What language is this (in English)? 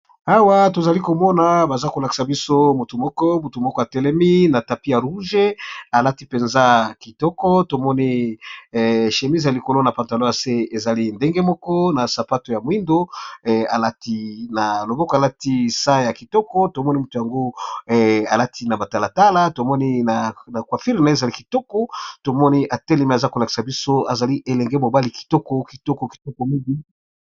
Lingala